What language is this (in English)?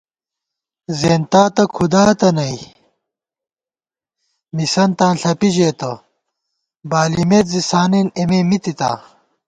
Gawar-Bati